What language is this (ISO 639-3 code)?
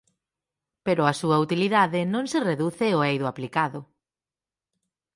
glg